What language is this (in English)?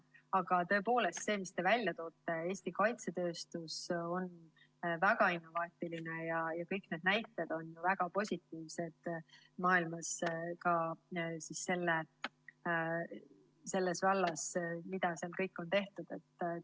Estonian